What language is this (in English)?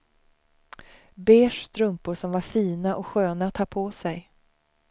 Swedish